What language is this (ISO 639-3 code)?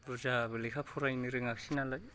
brx